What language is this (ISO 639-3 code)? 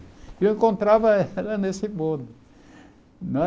por